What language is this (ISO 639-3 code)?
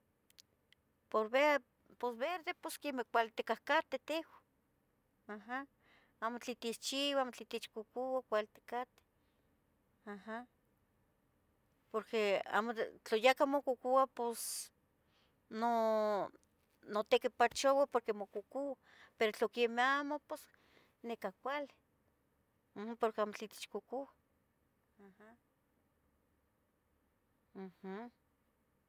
nhg